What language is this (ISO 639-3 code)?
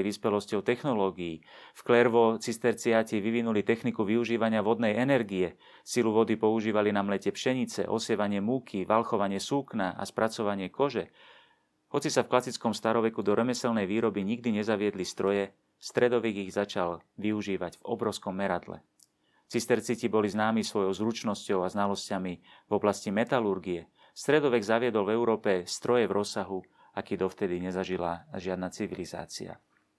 slk